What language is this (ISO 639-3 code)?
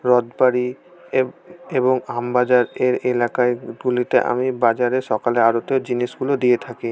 ben